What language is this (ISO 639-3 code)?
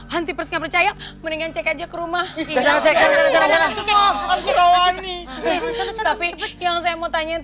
ind